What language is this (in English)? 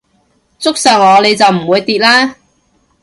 Cantonese